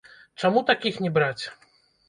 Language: Belarusian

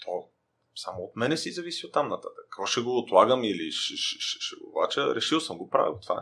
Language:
Bulgarian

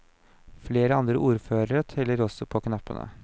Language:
Norwegian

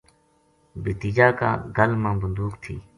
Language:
Gujari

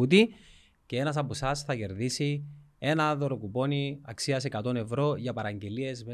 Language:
Greek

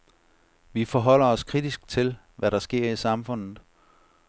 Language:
Danish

